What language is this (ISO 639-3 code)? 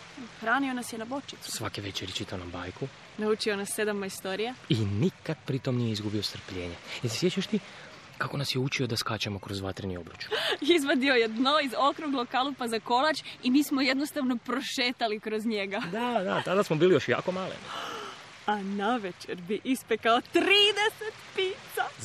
hrv